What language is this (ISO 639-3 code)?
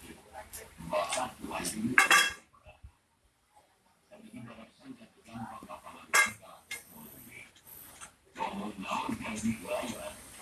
ind